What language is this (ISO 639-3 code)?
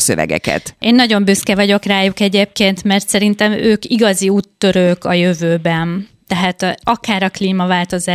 hun